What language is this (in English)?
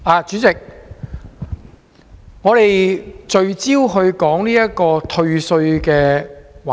Cantonese